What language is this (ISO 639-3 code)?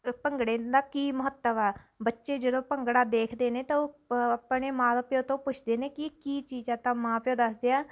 pan